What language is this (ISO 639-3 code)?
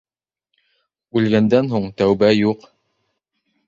bak